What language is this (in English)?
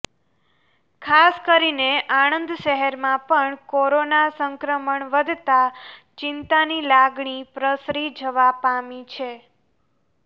Gujarati